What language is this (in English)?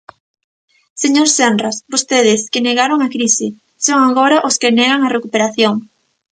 Galician